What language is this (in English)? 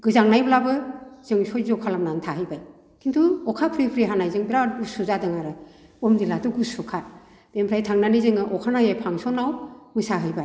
Bodo